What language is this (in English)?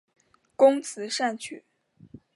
Chinese